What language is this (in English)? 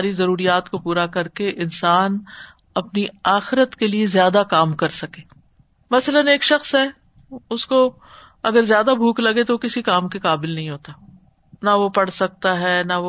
Urdu